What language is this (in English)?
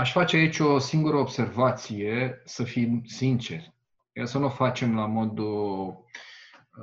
Romanian